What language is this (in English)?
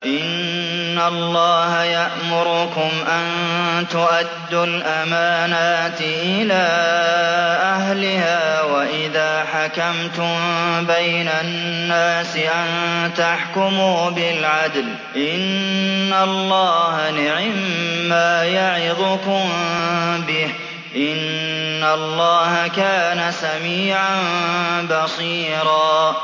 Arabic